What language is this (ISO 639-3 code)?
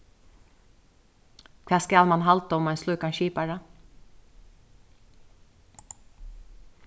fao